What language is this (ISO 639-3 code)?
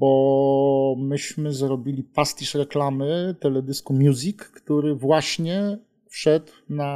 pol